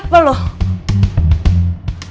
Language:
Indonesian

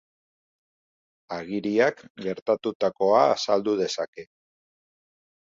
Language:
Basque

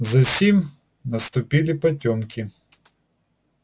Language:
Russian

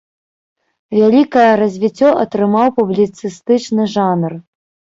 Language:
Belarusian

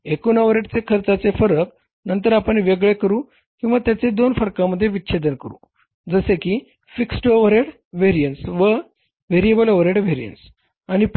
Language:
Marathi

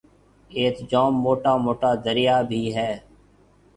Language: Marwari (Pakistan)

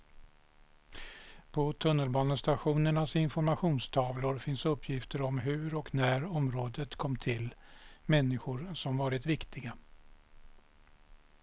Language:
Swedish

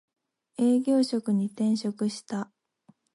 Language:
Japanese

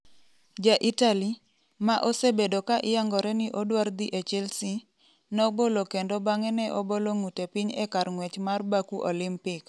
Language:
Luo (Kenya and Tanzania)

